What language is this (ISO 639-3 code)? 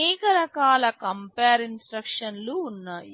tel